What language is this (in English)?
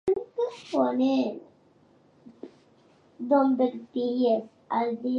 Divehi